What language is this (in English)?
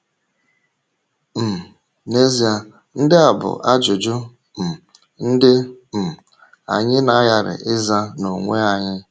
Igbo